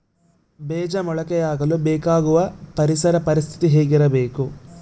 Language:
Kannada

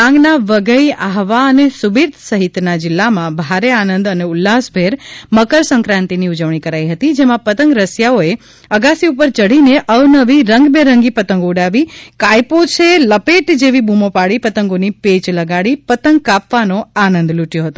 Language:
Gujarati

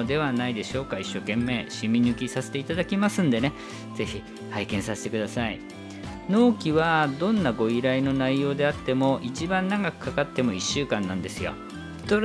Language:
Japanese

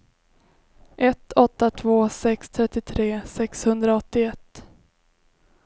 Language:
Swedish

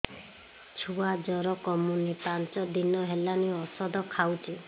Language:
Odia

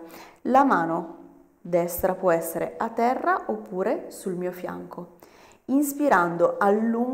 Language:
Italian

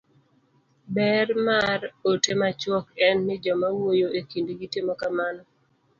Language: Luo (Kenya and Tanzania)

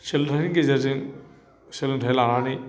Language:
Bodo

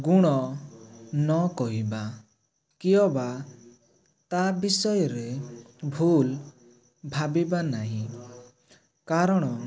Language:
Odia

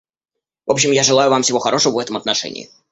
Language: Russian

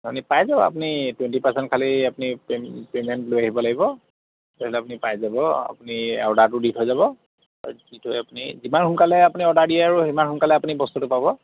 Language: Assamese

